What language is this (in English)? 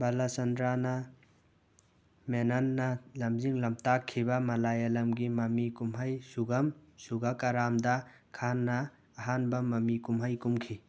Manipuri